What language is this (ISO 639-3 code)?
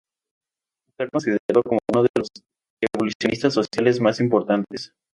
spa